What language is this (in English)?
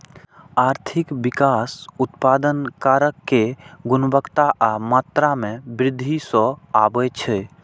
Maithili